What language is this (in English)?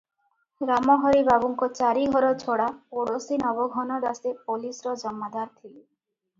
Odia